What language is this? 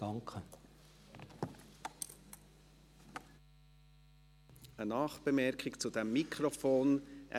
Swiss German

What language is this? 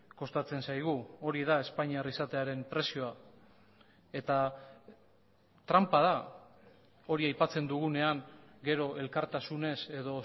Basque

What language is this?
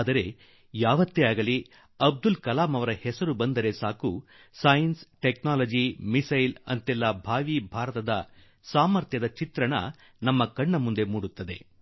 Kannada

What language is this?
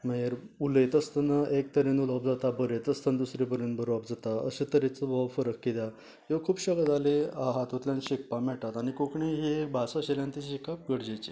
Konkani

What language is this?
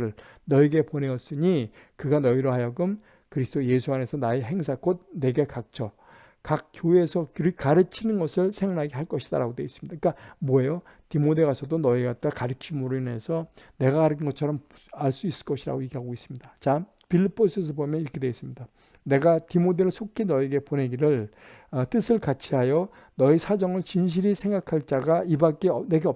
Korean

